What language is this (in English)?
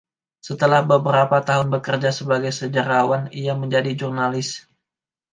Indonesian